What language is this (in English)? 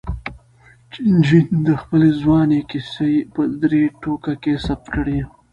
Pashto